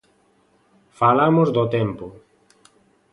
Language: Galician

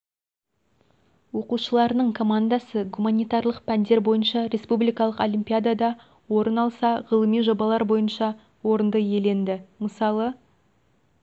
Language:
Kazakh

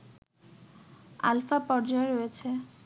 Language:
Bangla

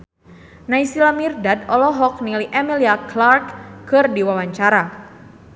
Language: Sundanese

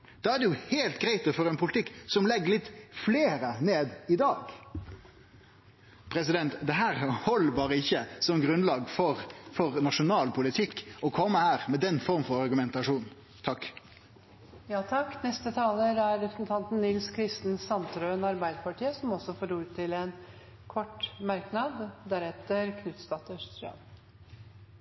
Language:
Norwegian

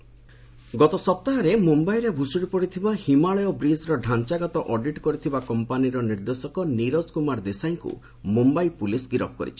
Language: Odia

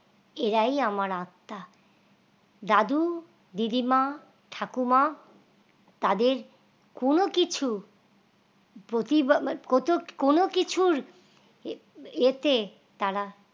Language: Bangla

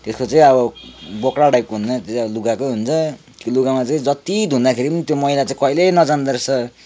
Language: Nepali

